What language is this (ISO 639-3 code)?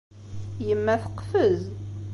kab